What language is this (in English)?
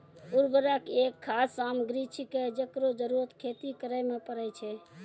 Maithili